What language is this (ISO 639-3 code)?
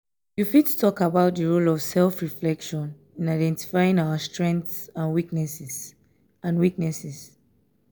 pcm